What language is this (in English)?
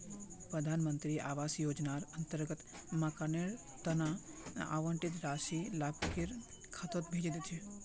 Magahi